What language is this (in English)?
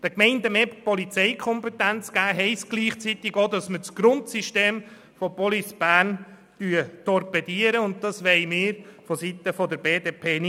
Swiss German